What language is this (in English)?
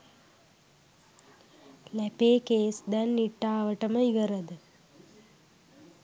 Sinhala